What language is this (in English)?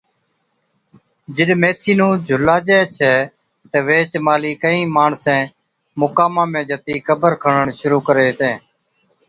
Od